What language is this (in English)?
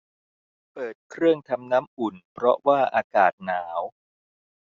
Thai